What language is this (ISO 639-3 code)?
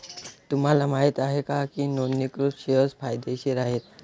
mar